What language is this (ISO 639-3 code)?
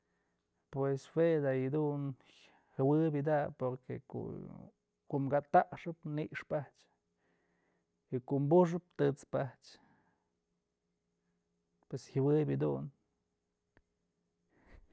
mzl